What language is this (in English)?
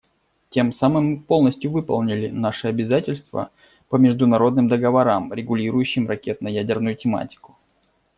Russian